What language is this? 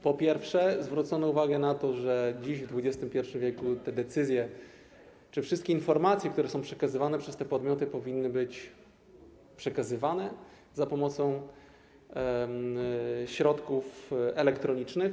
Polish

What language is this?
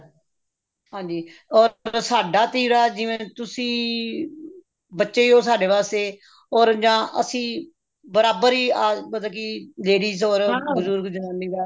Punjabi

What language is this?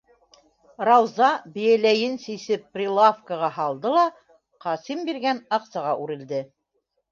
Bashkir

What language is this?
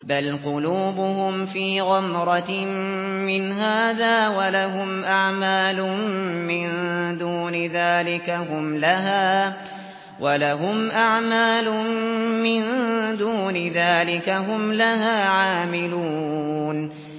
Arabic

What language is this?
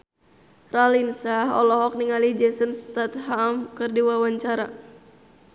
Sundanese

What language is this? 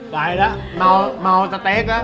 Thai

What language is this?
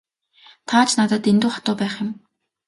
Mongolian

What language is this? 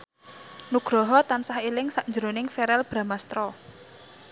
Javanese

